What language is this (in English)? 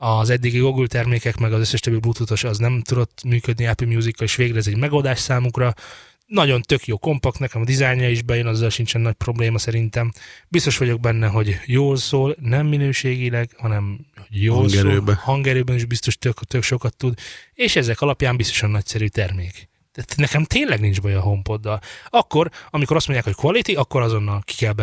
Hungarian